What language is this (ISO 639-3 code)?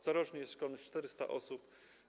pol